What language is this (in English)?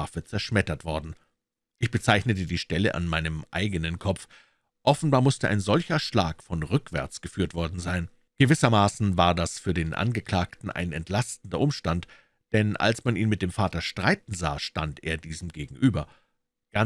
German